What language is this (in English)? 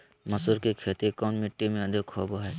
Magahi